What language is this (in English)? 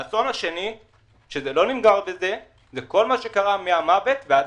Hebrew